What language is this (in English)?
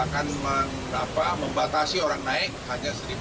Indonesian